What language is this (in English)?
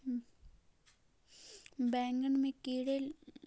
Magahi